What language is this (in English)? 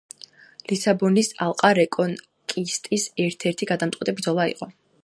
Georgian